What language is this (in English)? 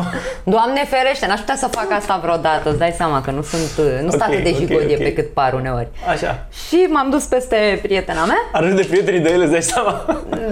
Romanian